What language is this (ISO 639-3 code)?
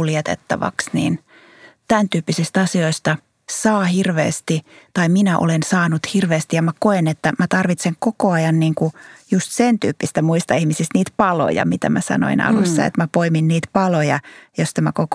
fin